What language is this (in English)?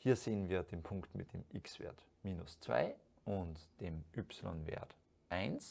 German